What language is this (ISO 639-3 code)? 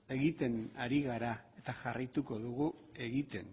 eus